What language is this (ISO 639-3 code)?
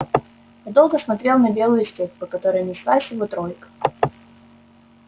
rus